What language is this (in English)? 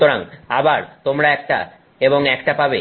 Bangla